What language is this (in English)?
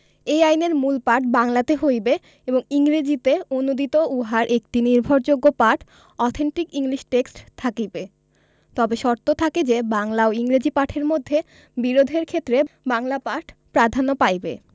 Bangla